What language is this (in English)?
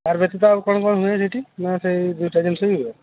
Odia